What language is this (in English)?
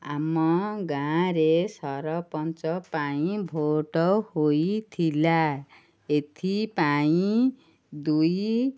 Odia